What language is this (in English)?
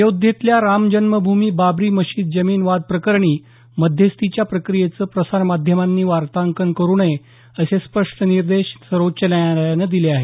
Marathi